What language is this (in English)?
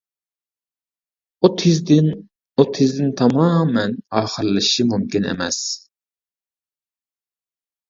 Uyghur